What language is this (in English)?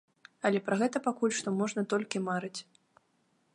Belarusian